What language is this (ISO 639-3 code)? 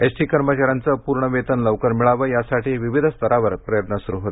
mar